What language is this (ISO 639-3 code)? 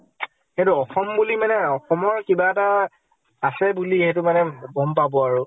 asm